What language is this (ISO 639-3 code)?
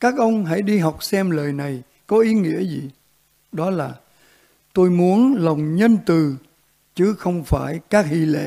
vie